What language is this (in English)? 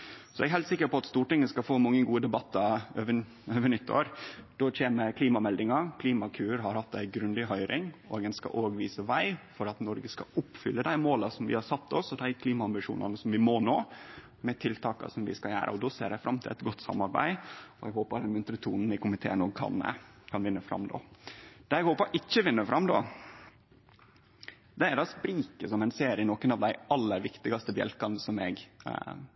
Norwegian Nynorsk